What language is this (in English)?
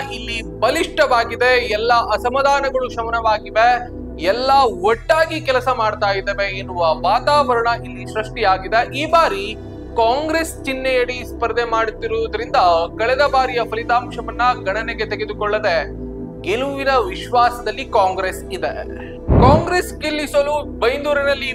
Kannada